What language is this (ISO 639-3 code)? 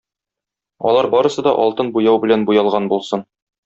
tat